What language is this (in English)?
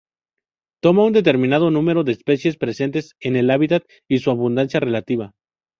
Spanish